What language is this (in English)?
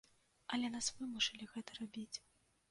Belarusian